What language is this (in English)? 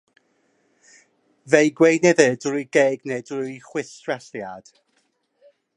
Welsh